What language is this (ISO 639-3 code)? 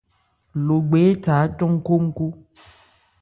ebr